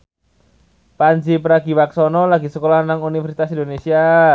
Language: Javanese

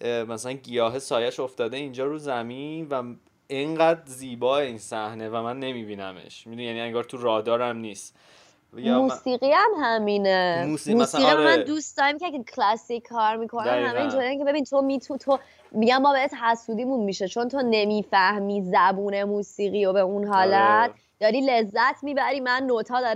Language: Persian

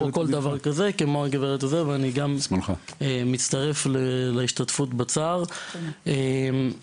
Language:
Hebrew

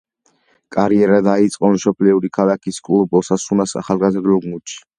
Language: Georgian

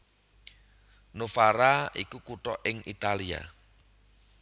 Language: Javanese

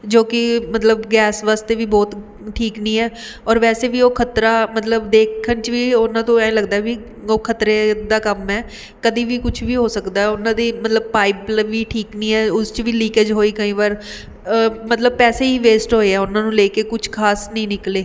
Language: Punjabi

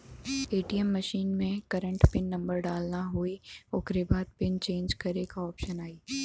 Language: Bhojpuri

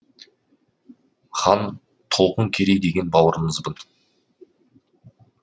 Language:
Kazakh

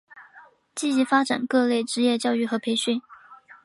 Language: Chinese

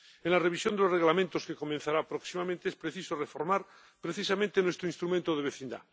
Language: Spanish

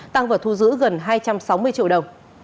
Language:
Vietnamese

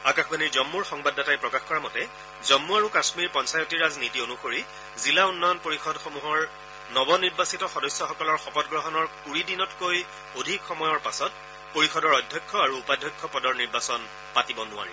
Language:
Assamese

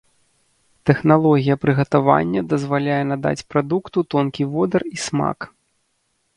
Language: Belarusian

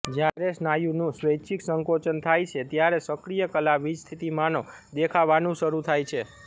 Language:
Gujarati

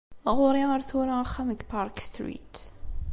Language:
Kabyle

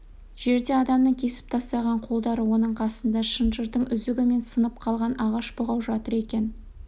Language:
Kazakh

